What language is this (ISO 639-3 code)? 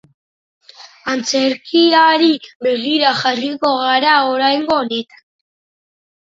eus